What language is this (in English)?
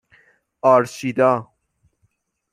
Persian